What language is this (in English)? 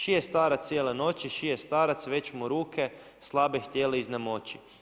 Croatian